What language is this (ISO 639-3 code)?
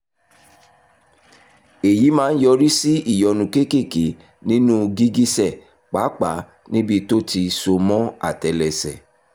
yor